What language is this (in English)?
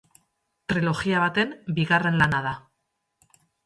Basque